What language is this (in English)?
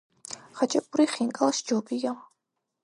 Georgian